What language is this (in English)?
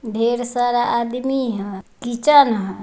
Magahi